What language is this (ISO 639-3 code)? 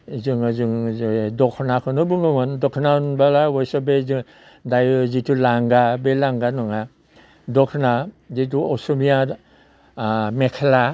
brx